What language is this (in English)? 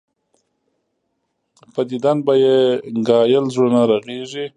Pashto